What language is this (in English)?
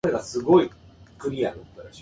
Japanese